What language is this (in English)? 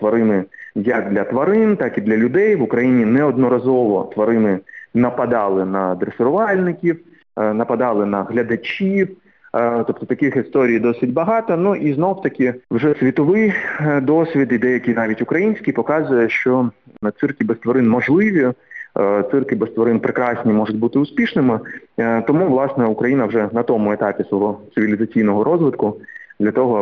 Ukrainian